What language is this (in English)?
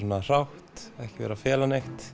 Icelandic